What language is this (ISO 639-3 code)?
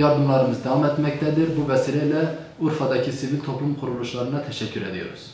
tur